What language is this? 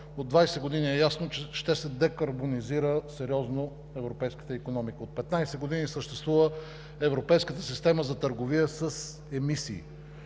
Bulgarian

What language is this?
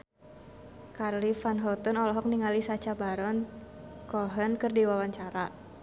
Sundanese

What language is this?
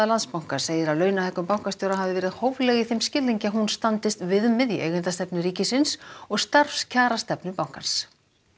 Icelandic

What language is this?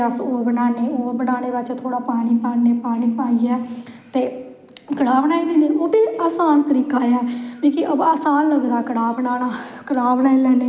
Dogri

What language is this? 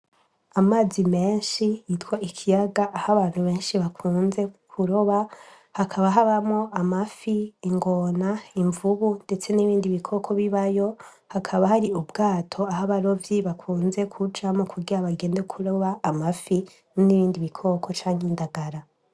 Rundi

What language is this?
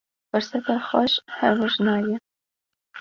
Kurdish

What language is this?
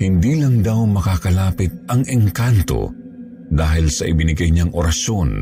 Filipino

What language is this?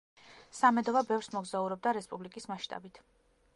Georgian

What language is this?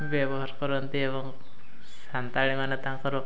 Odia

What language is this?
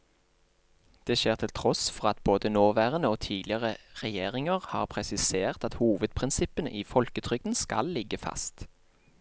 Norwegian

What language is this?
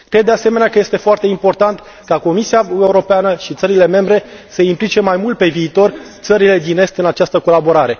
Romanian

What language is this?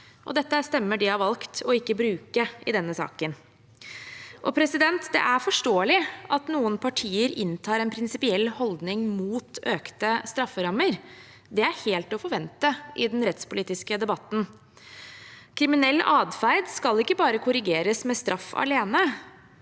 Norwegian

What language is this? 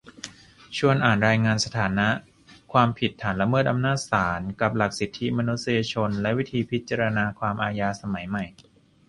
Thai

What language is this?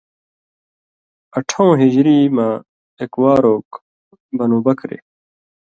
Indus Kohistani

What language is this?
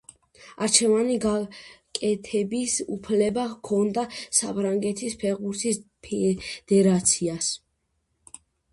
Georgian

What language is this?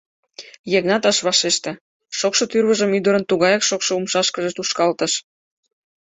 Mari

